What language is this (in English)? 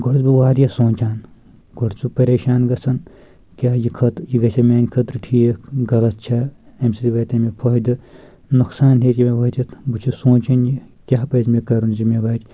Kashmiri